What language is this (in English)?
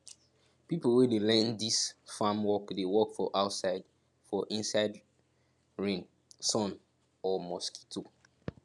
Nigerian Pidgin